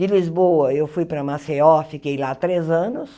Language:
Portuguese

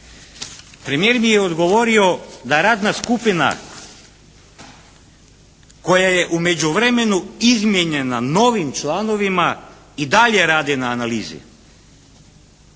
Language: Croatian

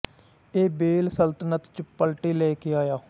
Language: Punjabi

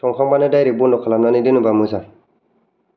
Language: Bodo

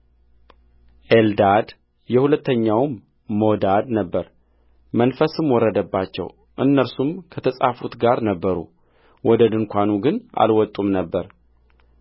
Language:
Amharic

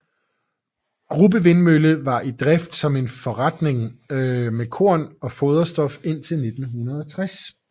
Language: Danish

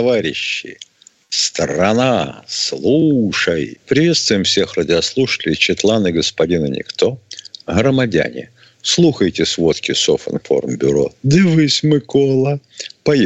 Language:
Russian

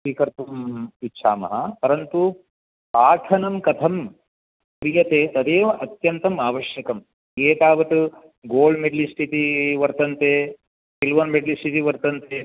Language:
Sanskrit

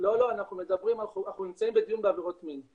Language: Hebrew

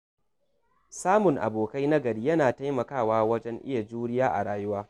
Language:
Hausa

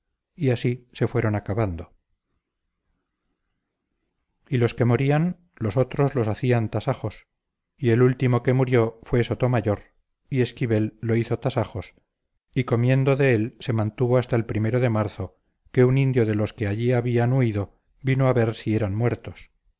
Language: Spanish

